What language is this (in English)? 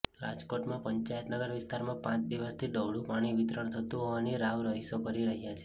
Gujarati